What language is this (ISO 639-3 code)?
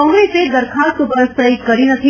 guj